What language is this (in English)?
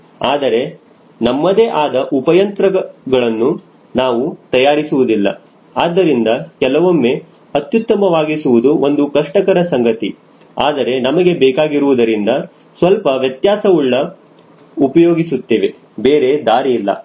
Kannada